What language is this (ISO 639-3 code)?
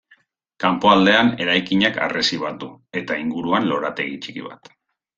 eus